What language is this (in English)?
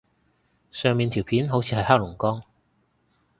Cantonese